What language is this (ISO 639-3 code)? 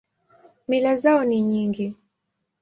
swa